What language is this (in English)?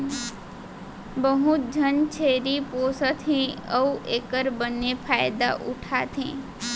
Chhattisgarhi